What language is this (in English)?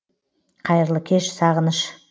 Kazakh